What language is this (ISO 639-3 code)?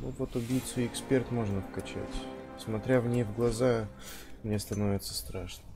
rus